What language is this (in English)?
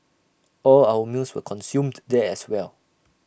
English